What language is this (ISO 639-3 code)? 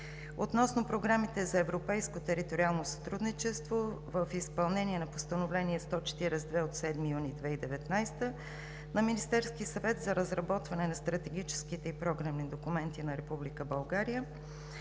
bul